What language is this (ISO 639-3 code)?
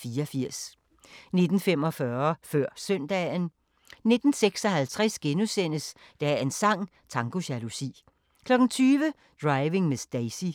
dan